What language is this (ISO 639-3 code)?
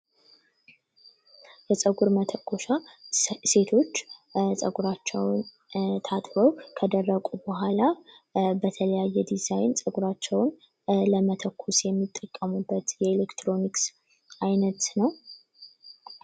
amh